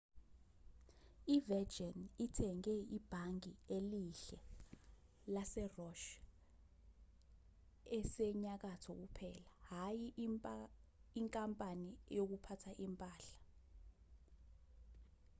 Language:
Zulu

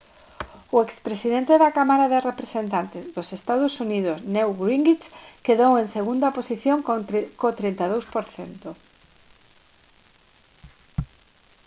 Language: Galician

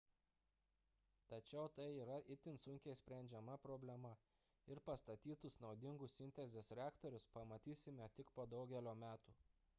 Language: Lithuanian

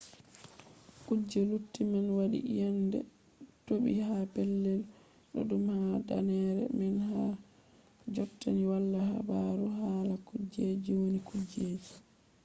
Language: Fula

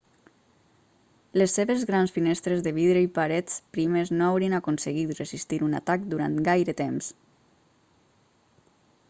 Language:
Catalan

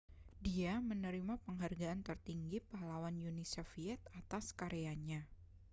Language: Indonesian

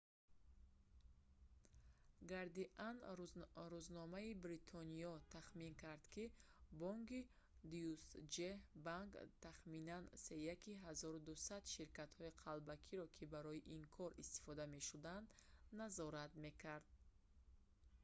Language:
Tajik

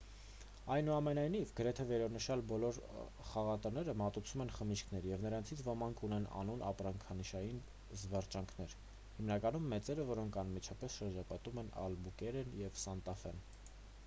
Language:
Armenian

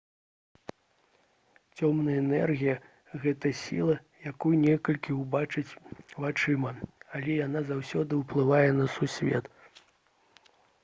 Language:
Belarusian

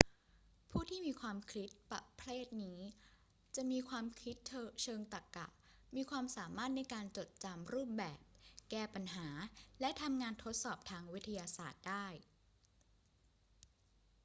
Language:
Thai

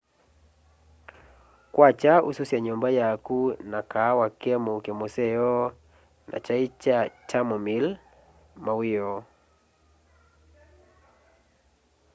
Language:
Kamba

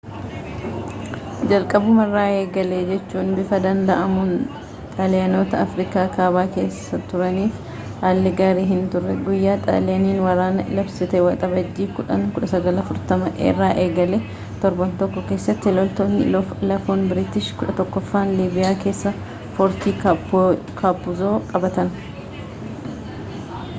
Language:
Oromo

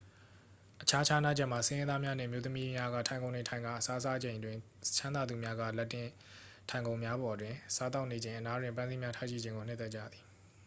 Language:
Burmese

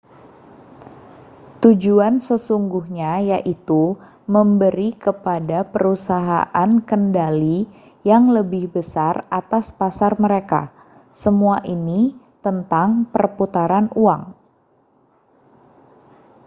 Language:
Indonesian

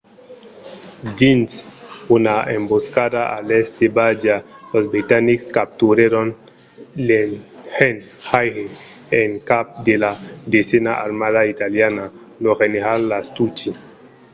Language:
Occitan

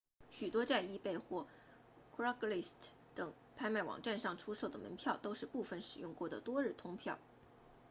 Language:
Chinese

